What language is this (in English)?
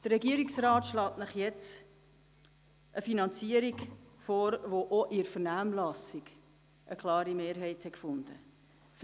Swiss German